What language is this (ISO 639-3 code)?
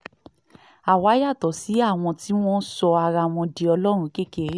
yor